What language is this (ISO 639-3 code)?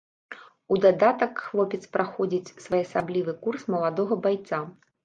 bel